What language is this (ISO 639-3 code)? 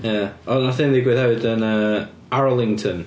cym